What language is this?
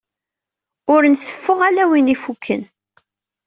Kabyle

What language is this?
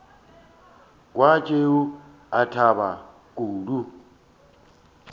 Northern Sotho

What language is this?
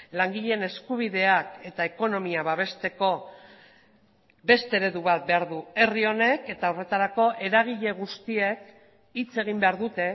Basque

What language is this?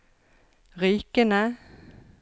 Norwegian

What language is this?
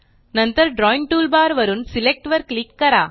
Marathi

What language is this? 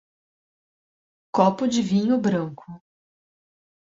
Portuguese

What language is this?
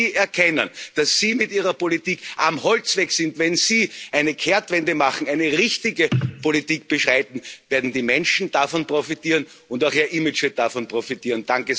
German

